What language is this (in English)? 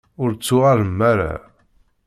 Kabyle